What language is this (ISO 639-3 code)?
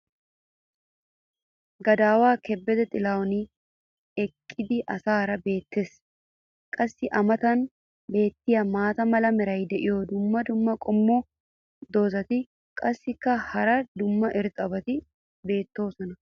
wal